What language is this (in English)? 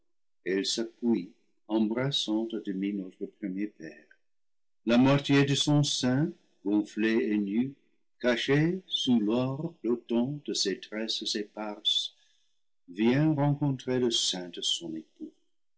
French